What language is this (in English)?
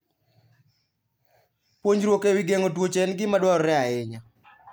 Luo (Kenya and Tanzania)